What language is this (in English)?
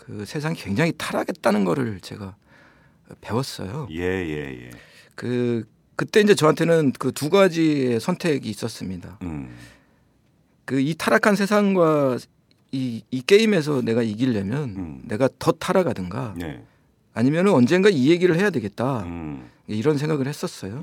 Korean